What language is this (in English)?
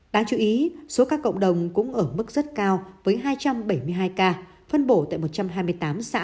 Vietnamese